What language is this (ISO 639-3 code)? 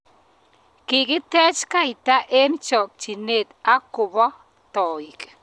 kln